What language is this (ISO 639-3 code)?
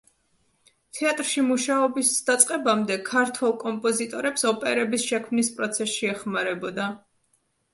kat